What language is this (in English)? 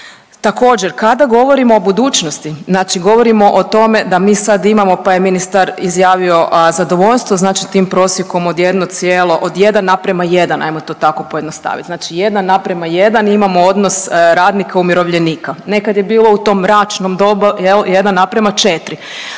Croatian